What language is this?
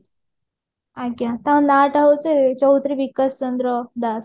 Odia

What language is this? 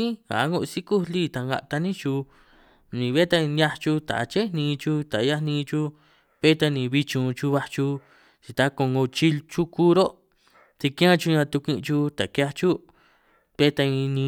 San Martín Itunyoso Triqui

